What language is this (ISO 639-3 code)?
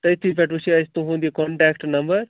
kas